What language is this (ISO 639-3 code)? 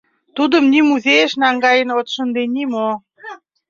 chm